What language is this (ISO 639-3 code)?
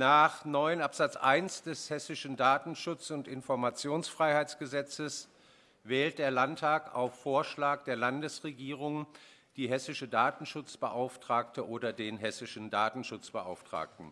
deu